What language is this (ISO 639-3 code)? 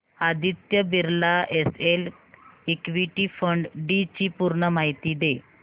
mar